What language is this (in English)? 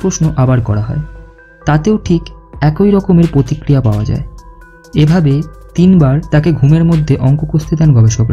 Hindi